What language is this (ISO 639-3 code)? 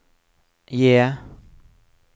nor